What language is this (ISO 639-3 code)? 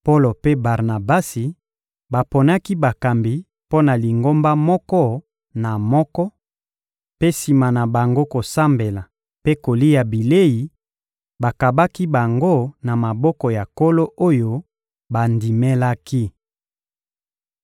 lin